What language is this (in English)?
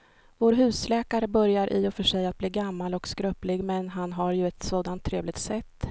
Swedish